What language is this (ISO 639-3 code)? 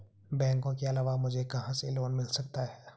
hin